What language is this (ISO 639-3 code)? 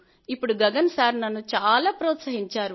tel